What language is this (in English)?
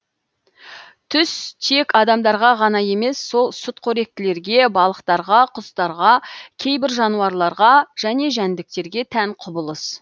Kazakh